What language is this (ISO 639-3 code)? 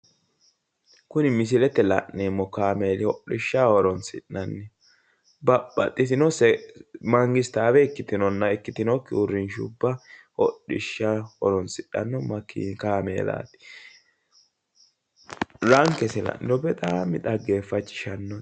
sid